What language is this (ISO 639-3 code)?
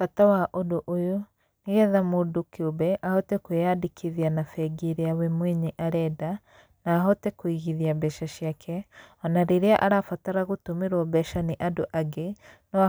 kik